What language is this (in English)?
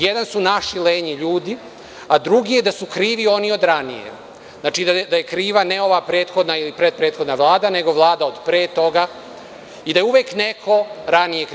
Serbian